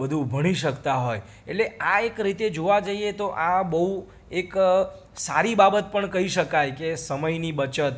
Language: Gujarati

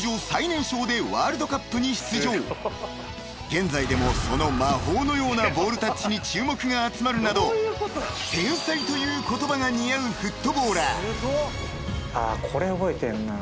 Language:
Japanese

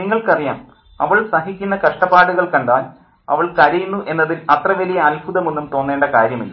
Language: Malayalam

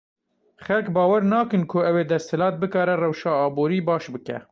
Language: Kurdish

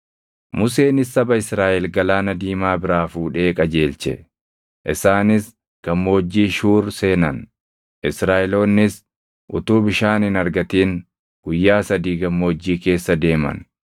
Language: Oromo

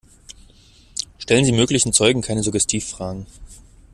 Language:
German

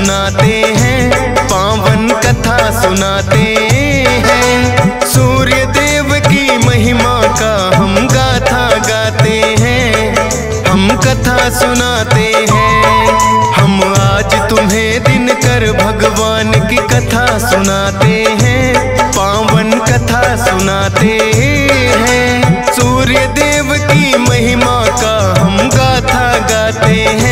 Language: Hindi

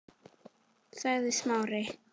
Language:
Icelandic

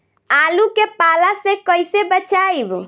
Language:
Bhojpuri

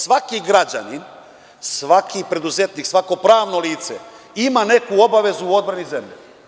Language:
Serbian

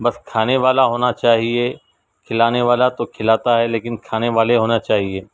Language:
Urdu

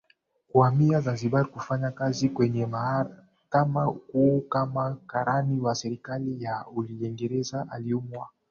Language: Swahili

